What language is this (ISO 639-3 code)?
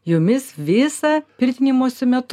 lit